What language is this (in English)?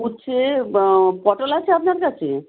Bangla